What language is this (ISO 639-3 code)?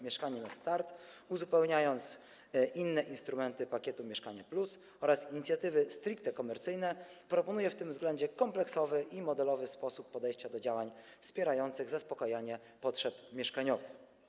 pol